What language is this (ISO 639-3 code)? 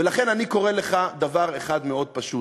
heb